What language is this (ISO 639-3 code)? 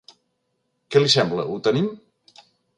cat